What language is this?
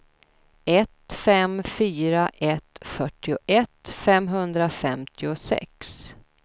Swedish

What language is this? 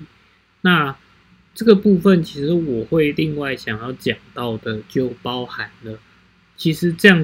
Chinese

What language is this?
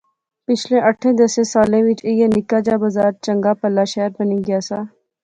Pahari-Potwari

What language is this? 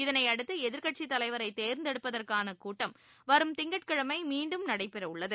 Tamil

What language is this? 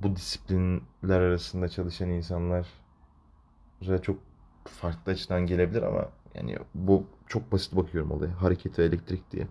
Turkish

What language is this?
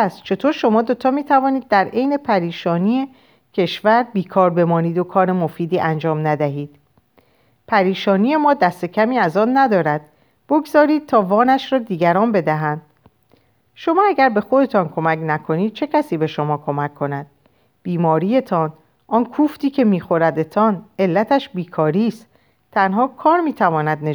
Persian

